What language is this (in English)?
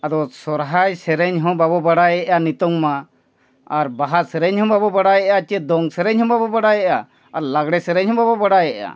Santali